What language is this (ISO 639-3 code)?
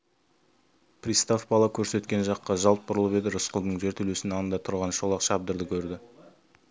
kaz